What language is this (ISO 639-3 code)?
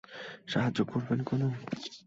ben